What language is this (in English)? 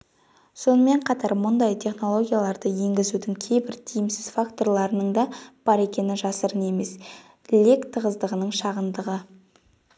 Kazakh